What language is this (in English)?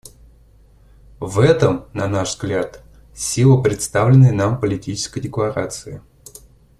Russian